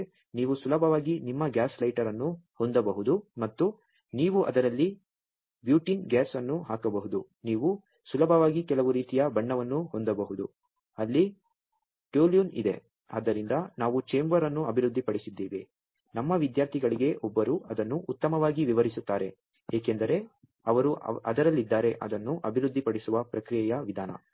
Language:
Kannada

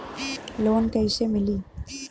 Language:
Bhojpuri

